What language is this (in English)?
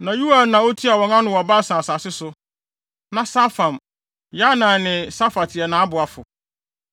Akan